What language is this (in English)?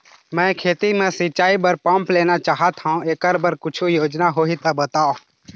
Chhattisgarhi